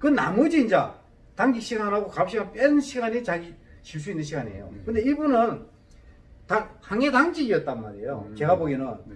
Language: Korean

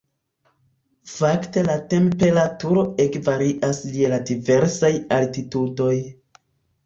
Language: Esperanto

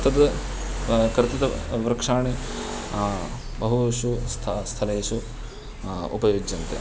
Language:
Sanskrit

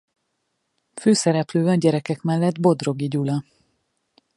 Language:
Hungarian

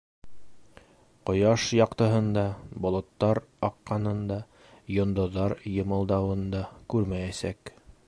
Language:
Bashkir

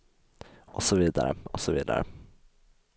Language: Swedish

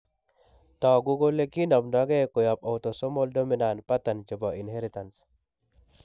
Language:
Kalenjin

